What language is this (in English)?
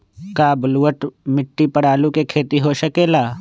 Magahi